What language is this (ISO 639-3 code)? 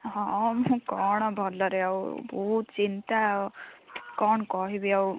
ori